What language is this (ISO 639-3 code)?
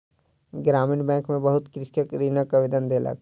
mai